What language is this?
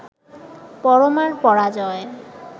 Bangla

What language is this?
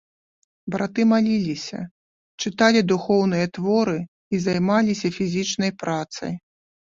Belarusian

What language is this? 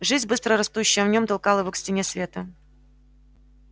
Russian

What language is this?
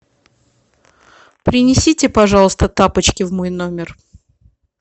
Russian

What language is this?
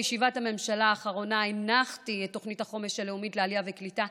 Hebrew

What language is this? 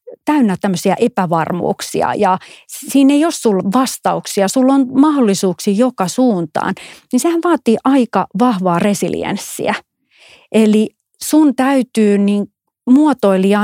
Finnish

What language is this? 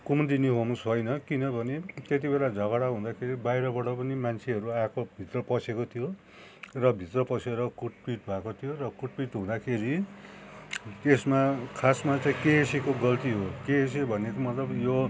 Nepali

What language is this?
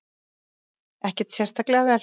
Icelandic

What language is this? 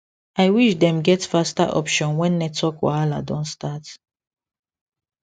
Nigerian Pidgin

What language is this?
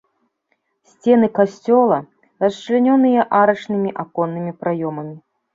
Belarusian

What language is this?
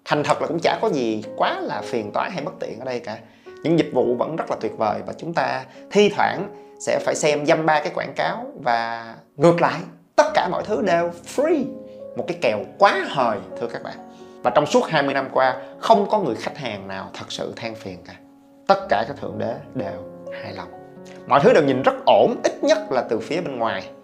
Vietnamese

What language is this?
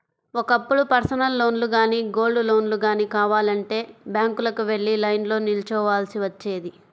Telugu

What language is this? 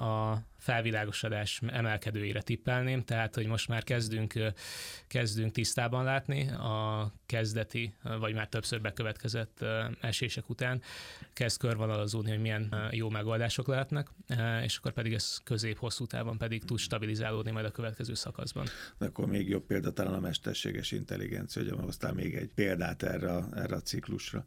Hungarian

